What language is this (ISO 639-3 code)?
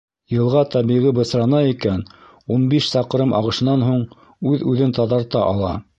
bak